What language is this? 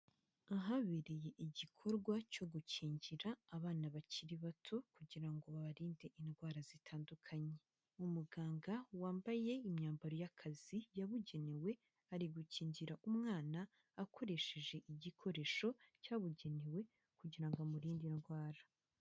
Kinyarwanda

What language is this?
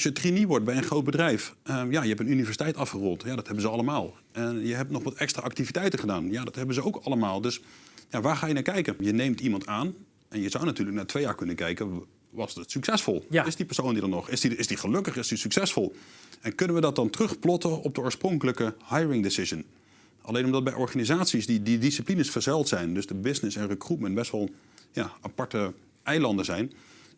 Dutch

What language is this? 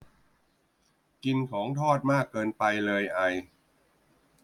Thai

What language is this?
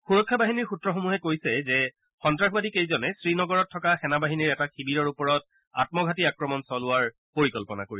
Assamese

